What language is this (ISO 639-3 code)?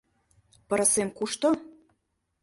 chm